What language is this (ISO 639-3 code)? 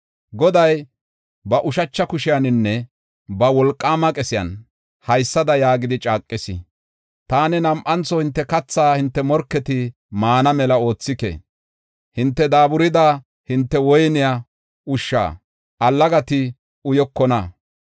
gof